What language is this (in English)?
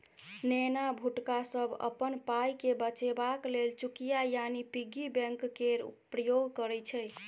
Maithili